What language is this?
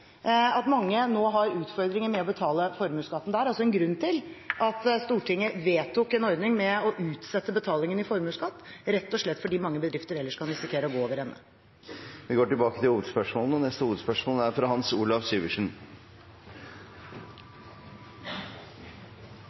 Norwegian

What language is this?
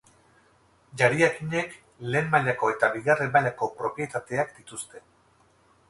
Basque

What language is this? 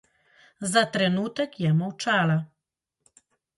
Slovenian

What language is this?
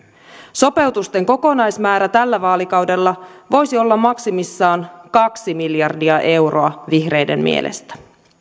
Finnish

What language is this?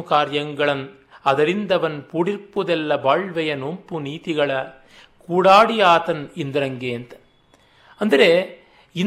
Kannada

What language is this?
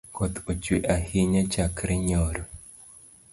Luo (Kenya and Tanzania)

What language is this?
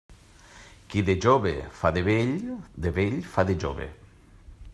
Catalan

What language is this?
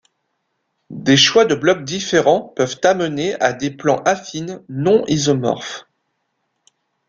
French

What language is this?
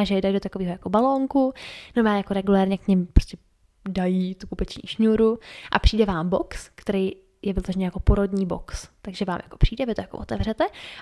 Czech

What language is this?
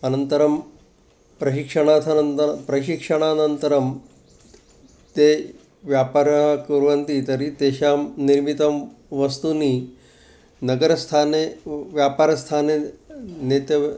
Sanskrit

